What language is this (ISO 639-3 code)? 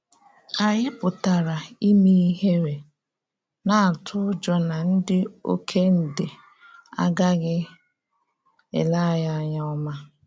ibo